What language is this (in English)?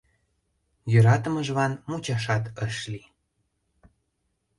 Mari